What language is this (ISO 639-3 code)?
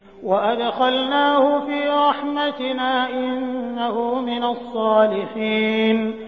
ara